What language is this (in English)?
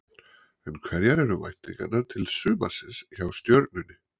Icelandic